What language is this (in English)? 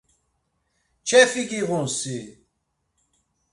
Laz